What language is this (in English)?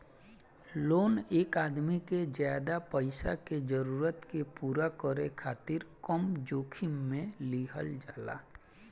Bhojpuri